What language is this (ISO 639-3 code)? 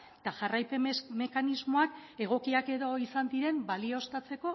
eus